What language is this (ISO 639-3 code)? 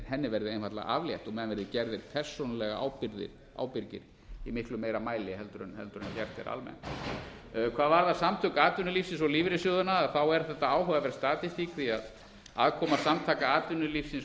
isl